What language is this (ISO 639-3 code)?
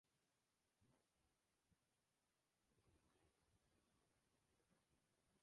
eus